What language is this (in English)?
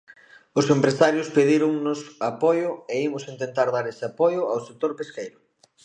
Galician